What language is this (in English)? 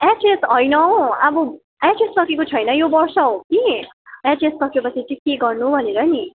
Nepali